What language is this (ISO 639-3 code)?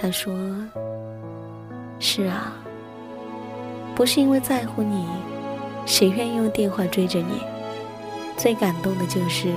zho